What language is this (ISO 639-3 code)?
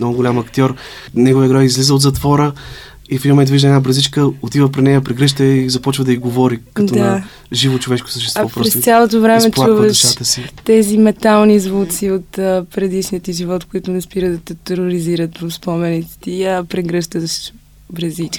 bul